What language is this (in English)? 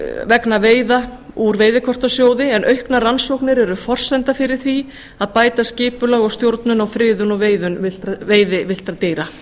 Icelandic